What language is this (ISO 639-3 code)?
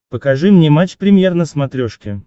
rus